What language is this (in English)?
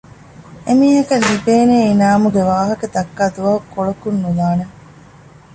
Divehi